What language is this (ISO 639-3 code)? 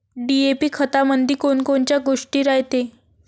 mar